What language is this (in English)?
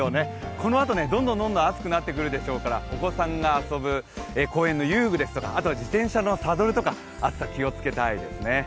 Japanese